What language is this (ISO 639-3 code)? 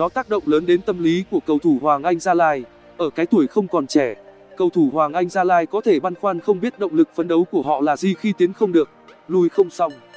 vie